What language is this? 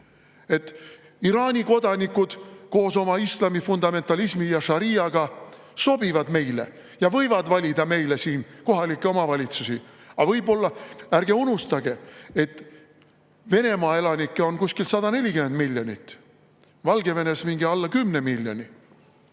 Estonian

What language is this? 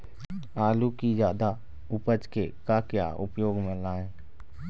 Chhattisgarhi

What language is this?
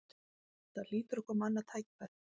Icelandic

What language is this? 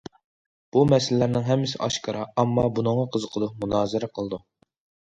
Uyghur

